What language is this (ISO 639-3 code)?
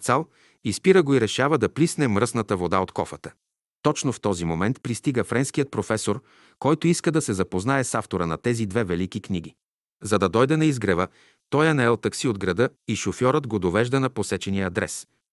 bul